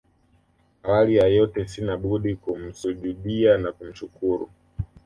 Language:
Swahili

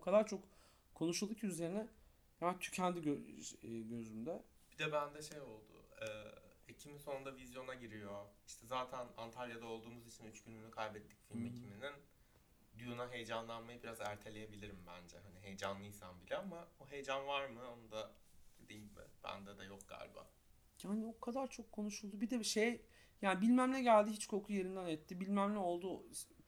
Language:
Turkish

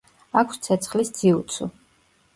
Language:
Georgian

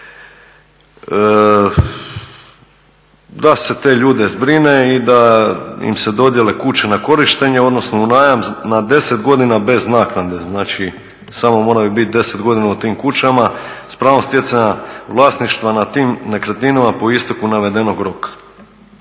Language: Croatian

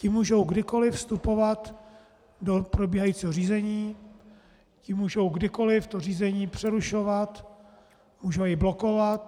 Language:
Czech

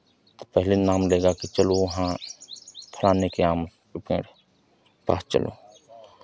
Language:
Hindi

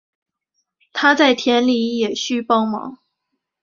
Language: Chinese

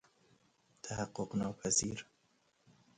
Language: Persian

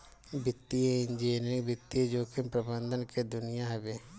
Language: Bhojpuri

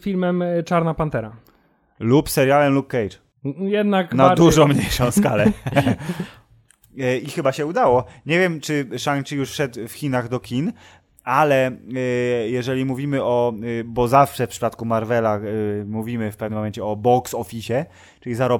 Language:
Polish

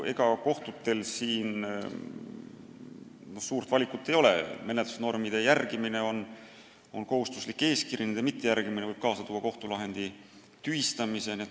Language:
Estonian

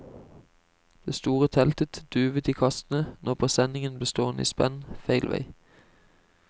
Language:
Norwegian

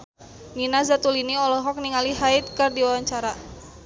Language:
Sundanese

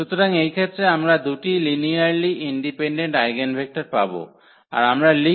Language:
Bangla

